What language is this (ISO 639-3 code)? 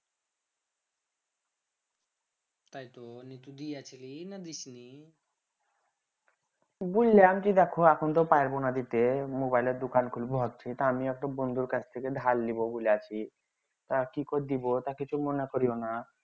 ben